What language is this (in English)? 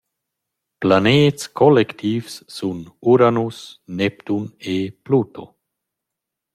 Romansh